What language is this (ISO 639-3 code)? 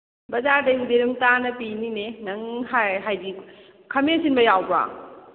mni